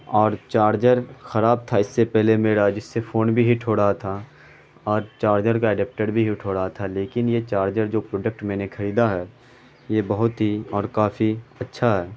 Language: Urdu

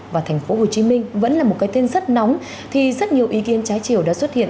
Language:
Vietnamese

